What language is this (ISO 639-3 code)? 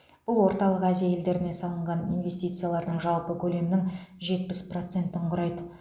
kaz